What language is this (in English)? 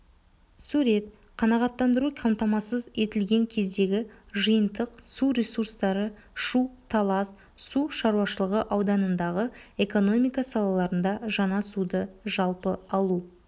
Kazakh